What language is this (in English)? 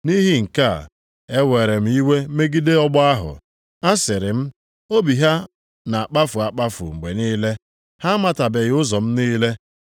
Igbo